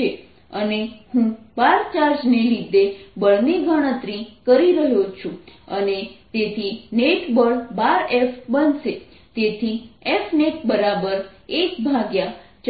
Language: Gujarati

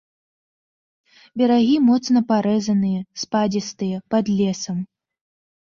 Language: Belarusian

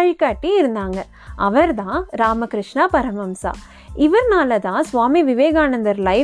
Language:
Tamil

